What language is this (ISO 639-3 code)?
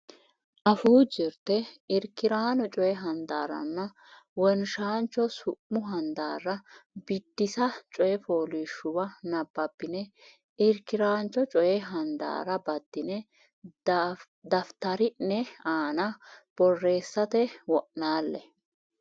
sid